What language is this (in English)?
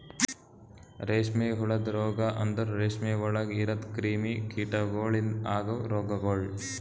Kannada